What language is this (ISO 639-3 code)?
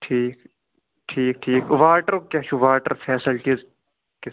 kas